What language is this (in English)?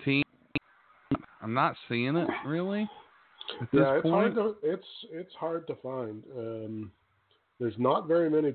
English